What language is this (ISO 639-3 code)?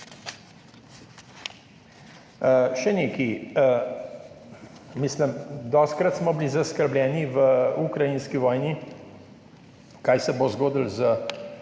slv